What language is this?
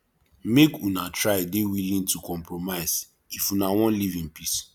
Nigerian Pidgin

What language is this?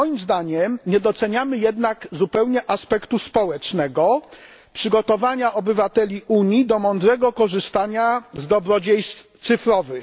Polish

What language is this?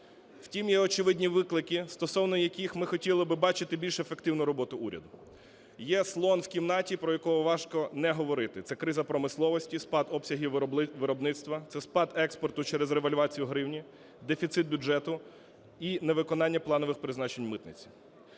Ukrainian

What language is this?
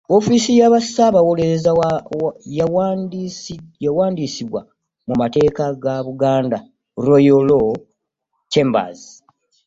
Ganda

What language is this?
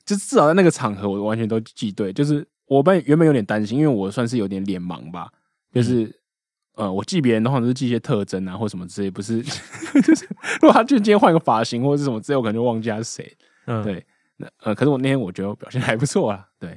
Chinese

